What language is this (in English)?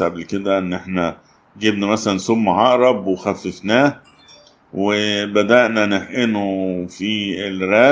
Arabic